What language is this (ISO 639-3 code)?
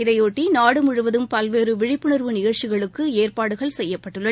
tam